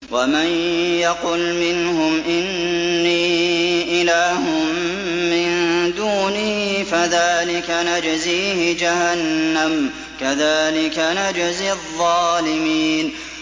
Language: Arabic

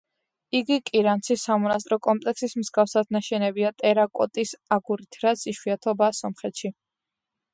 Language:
Georgian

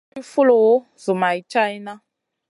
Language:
Masana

